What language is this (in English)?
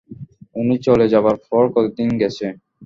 Bangla